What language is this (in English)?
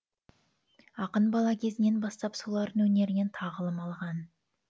Kazakh